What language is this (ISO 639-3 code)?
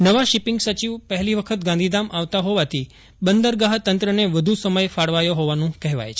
guj